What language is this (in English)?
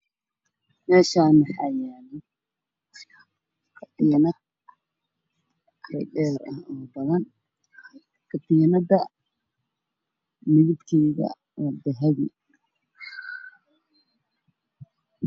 Somali